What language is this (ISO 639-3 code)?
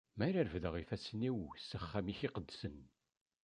kab